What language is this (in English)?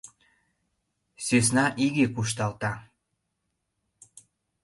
Mari